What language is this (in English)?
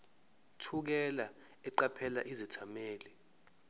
Zulu